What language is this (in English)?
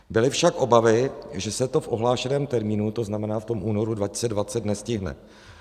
Czech